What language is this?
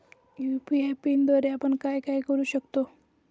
Marathi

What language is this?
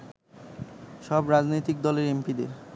Bangla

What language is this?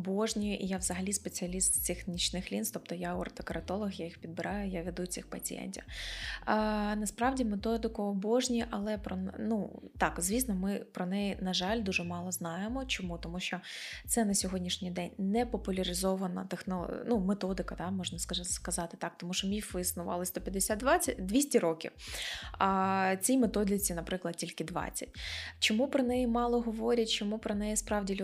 Ukrainian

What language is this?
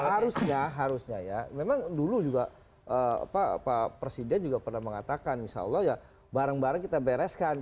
Indonesian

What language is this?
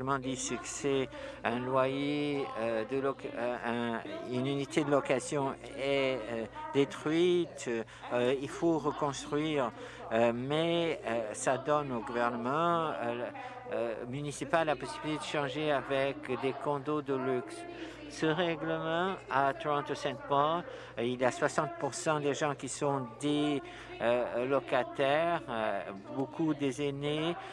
French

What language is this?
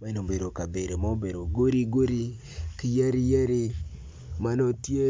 Acoli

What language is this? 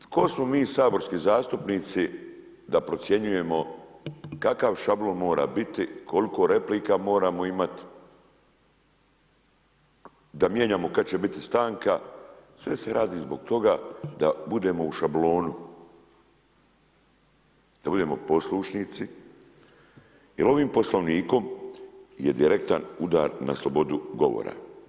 Croatian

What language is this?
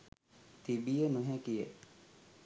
Sinhala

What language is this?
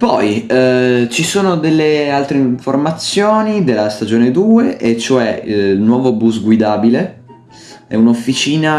Italian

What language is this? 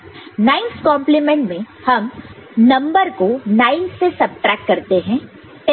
Hindi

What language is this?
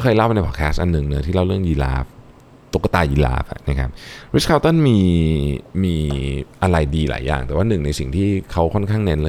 Thai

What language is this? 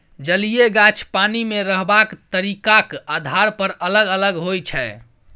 Maithili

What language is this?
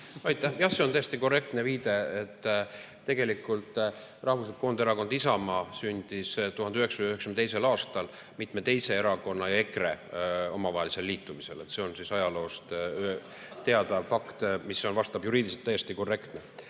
Estonian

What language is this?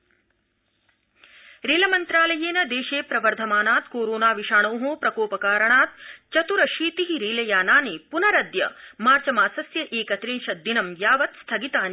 Sanskrit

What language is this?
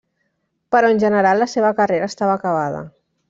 Catalan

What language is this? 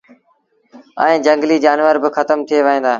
Sindhi Bhil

